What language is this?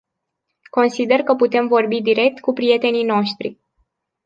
Romanian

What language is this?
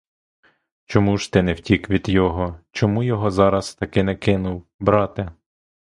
Ukrainian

